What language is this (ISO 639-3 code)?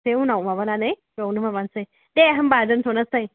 brx